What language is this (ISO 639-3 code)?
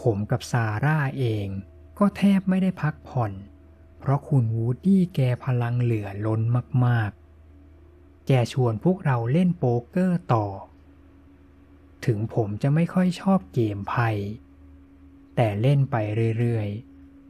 tha